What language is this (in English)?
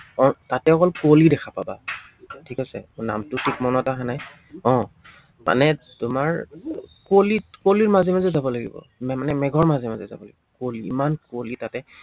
Assamese